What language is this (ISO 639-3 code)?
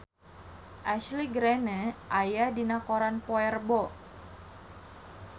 sun